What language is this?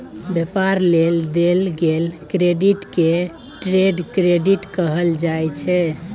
Maithili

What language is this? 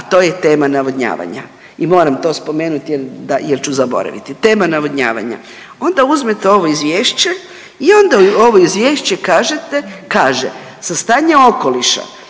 Croatian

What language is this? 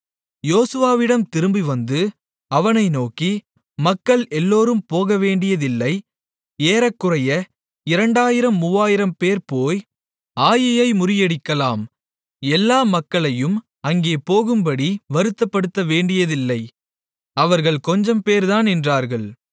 Tamil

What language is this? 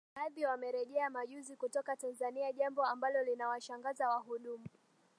Swahili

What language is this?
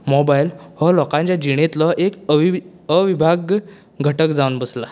Konkani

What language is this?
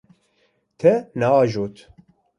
Kurdish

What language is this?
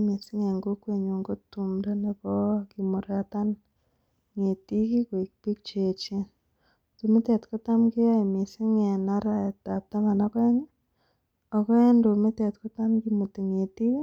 Kalenjin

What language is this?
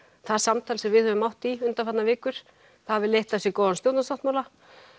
Icelandic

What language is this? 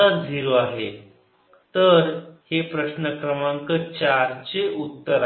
Marathi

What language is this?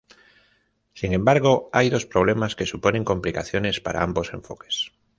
Spanish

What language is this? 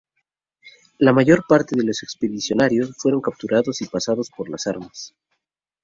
Spanish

